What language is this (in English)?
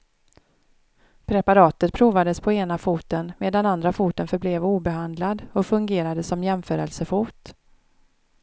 Swedish